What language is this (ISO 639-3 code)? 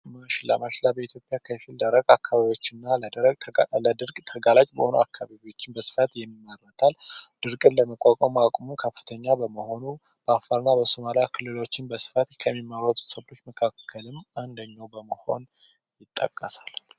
amh